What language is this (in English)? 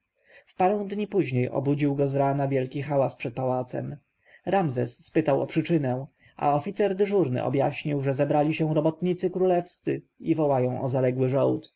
Polish